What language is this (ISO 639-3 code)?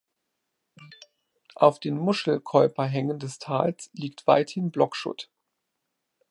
deu